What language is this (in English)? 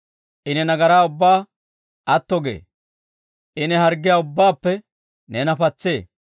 Dawro